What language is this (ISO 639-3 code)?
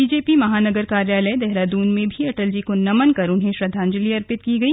hin